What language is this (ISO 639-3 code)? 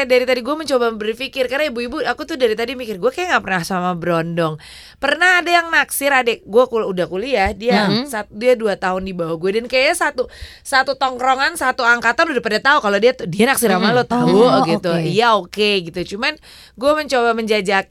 ind